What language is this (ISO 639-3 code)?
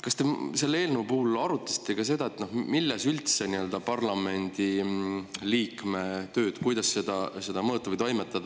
est